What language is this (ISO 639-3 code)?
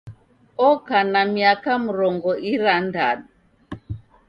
dav